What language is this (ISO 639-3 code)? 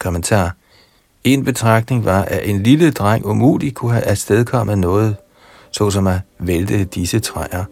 dan